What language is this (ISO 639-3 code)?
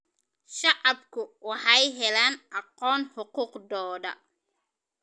som